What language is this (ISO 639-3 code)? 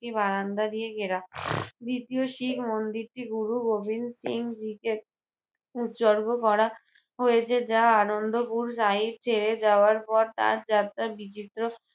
ben